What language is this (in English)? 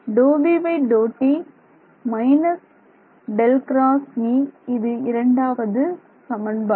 Tamil